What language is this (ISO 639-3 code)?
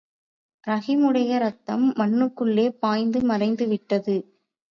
tam